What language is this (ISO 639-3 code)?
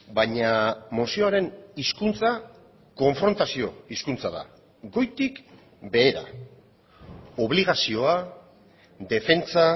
eus